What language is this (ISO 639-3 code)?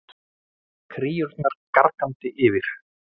isl